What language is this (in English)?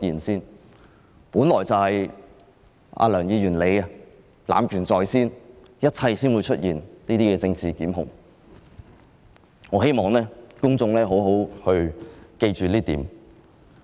Cantonese